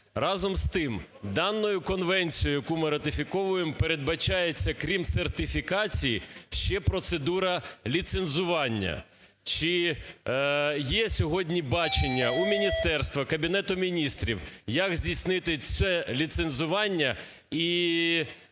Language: Ukrainian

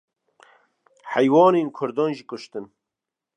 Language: Kurdish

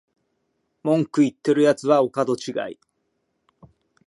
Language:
Japanese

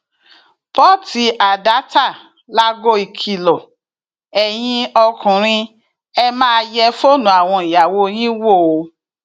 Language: Yoruba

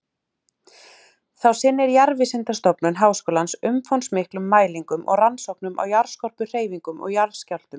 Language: Icelandic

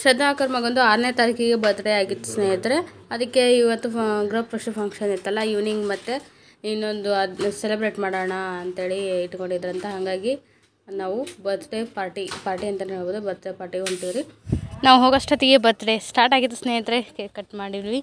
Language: Kannada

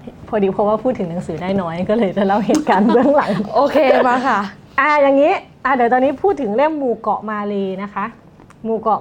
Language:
Thai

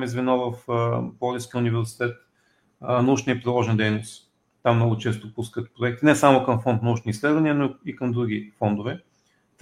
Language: Bulgarian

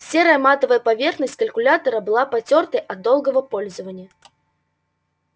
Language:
Russian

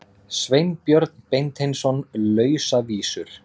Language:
Icelandic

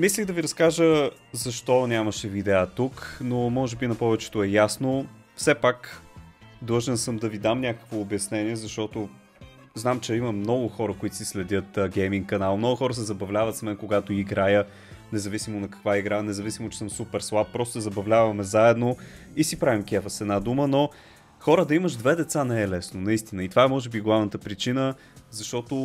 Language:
Bulgarian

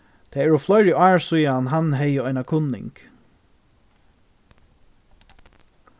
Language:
Faroese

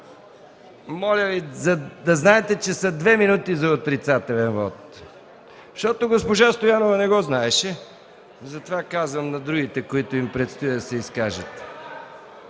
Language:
Bulgarian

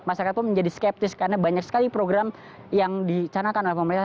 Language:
Indonesian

